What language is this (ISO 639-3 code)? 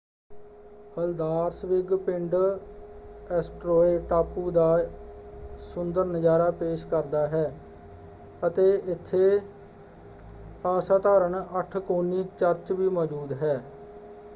pan